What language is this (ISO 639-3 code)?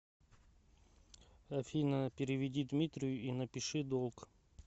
rus